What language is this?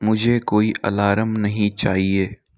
Hindi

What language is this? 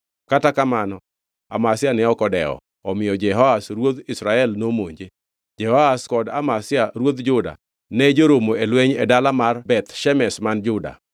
Luo (Kenya and Tanzania)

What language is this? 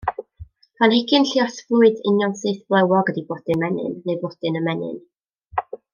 Welsh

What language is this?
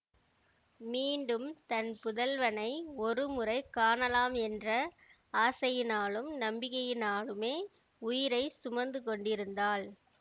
Tamil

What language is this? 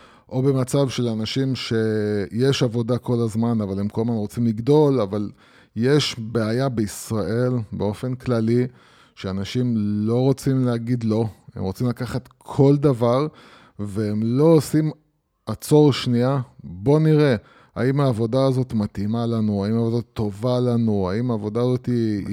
Hebrew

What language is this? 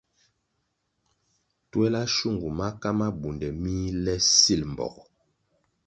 Kwasio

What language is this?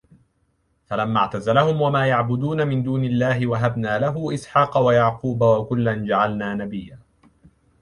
Arabic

